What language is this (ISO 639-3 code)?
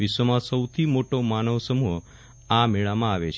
guj